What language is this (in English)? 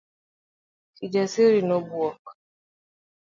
Luo (Kenya and Tanzania)